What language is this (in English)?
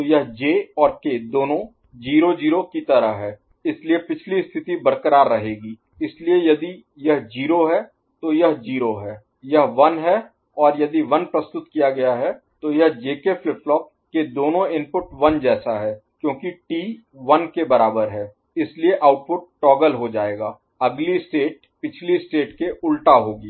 Hindi